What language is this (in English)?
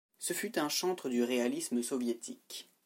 French